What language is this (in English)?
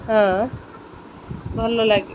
Odia